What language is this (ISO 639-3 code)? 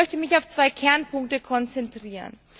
deu